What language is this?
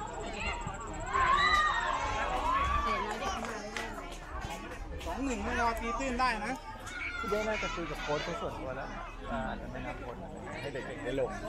Thai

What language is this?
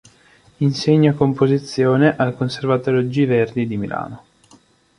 Italian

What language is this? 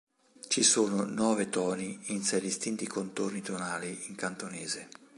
Italian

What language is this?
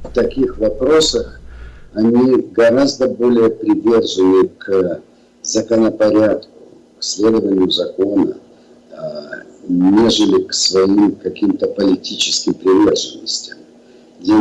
Russian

